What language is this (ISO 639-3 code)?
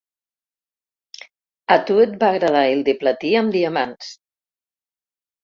cat